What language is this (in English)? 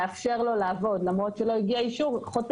Hebrew